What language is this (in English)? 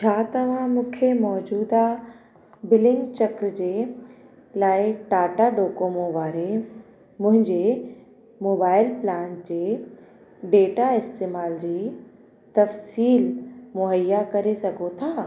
Sindhi